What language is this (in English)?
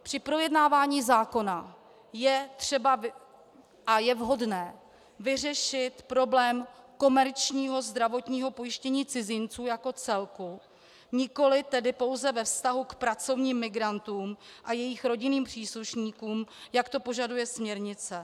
Czech